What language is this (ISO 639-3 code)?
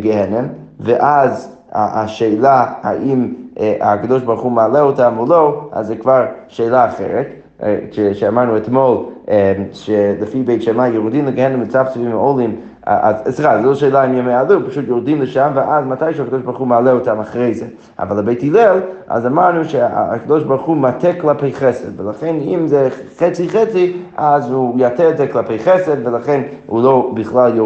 heb